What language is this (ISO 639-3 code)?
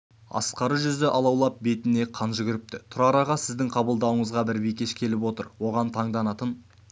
kaz